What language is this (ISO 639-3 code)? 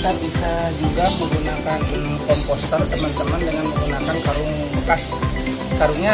ind